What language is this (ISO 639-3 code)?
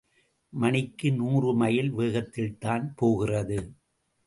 tam